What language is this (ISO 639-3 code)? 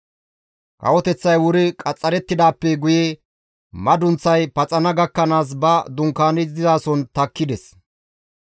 gmv